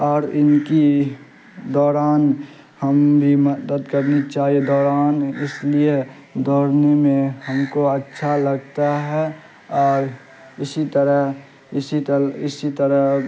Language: Urdu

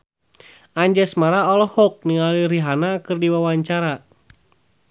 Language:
Sundanese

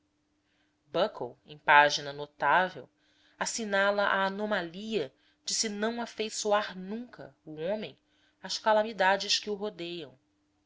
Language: Portuguese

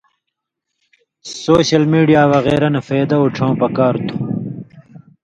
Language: Indus Kohistani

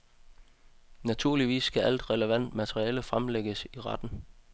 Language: Danish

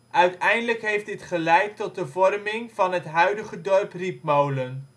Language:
Dutch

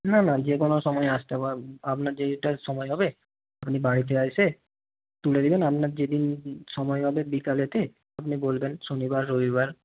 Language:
Bangla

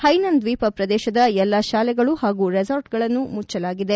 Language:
Kannada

